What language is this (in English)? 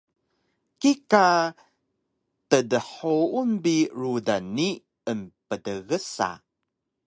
Taroko